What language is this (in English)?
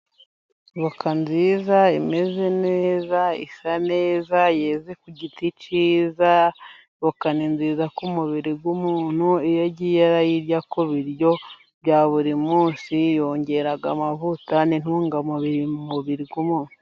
Kinyarwanda